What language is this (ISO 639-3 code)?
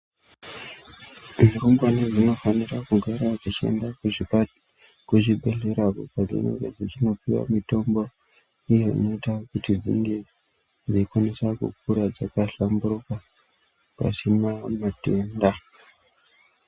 ndc